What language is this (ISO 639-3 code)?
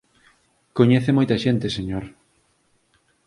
glg